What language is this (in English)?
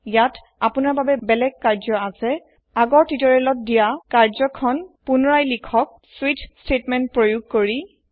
Assamese